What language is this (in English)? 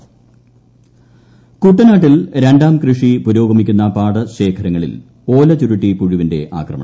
Malayalam